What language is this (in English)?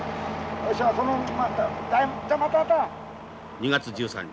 Japanese